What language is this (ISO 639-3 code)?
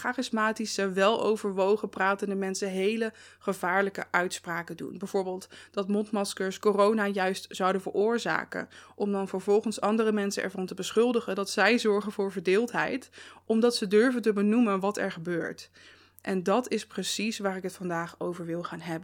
nld